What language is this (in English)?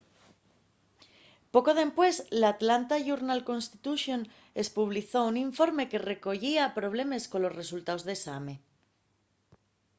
Asturian